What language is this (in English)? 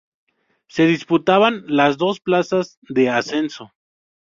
Spanish